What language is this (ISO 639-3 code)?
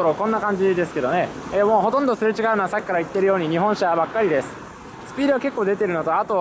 jpn